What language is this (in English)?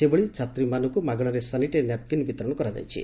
Odia